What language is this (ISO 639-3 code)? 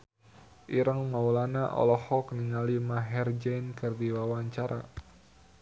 sun